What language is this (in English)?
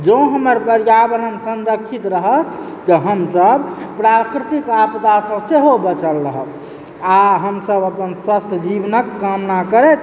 Maithili